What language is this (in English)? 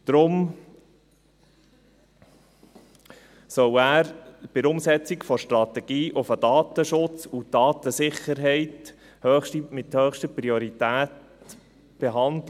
Swiss German